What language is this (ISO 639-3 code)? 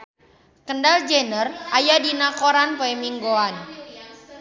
sun